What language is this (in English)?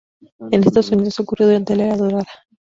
Spanish